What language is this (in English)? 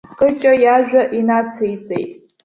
Abkhazian